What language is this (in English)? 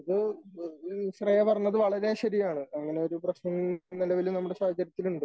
Malayalam